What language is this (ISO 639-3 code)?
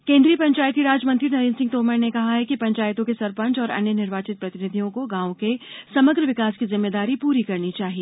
hin